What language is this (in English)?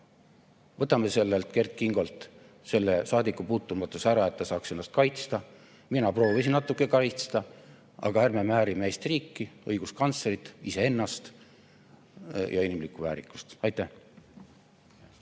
Estonian